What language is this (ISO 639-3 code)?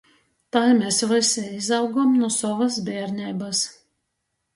ltg